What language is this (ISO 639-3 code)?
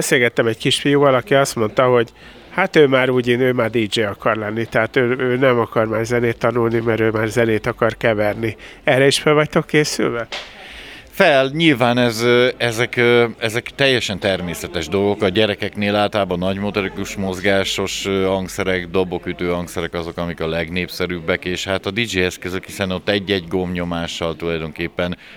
hun